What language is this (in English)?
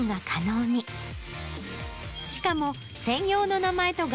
Japanese